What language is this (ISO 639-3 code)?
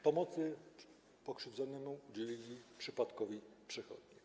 pol